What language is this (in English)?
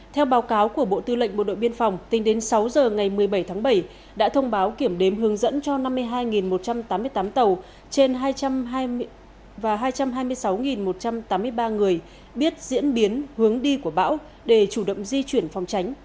Vietnamese